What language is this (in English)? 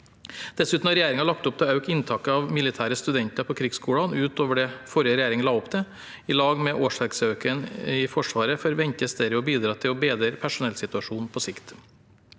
Norwegian